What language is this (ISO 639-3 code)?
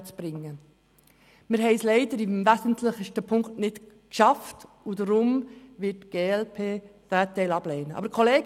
gsw